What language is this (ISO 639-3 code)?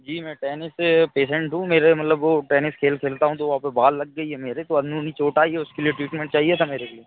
hin